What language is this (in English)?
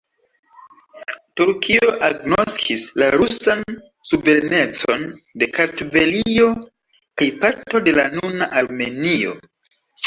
Esperanto